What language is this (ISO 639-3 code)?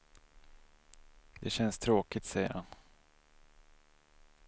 swe